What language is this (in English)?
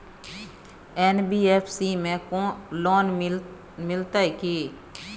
Maithili